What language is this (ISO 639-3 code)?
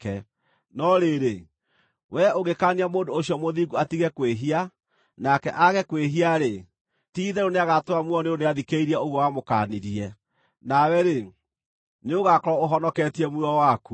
kik